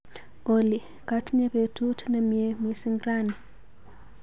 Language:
Kalenjin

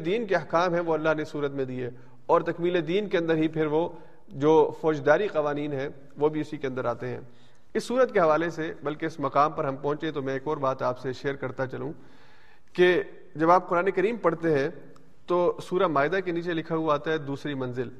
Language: Urdu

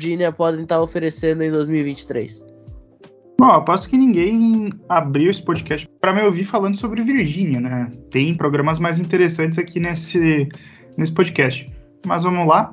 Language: Portuguese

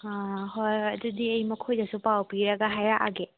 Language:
Manipuri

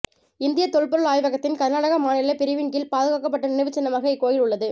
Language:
Tamil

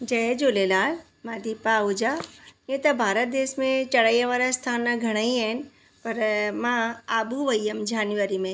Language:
Sindhi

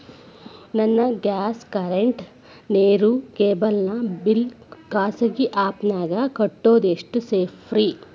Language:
Kannada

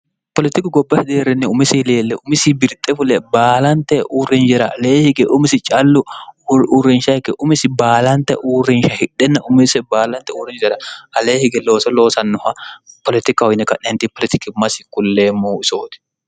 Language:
Sidamo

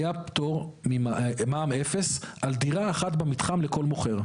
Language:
Hebrew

